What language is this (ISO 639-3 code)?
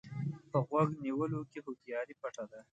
pus